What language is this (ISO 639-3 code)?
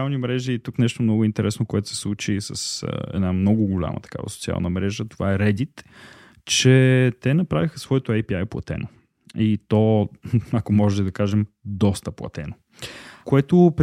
bul